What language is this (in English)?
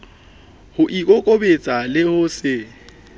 Southern Sotho